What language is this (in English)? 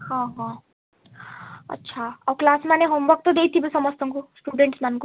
Odia